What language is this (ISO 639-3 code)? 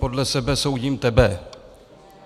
ces